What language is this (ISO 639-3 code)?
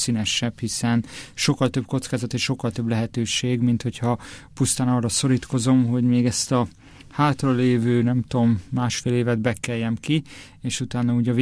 hun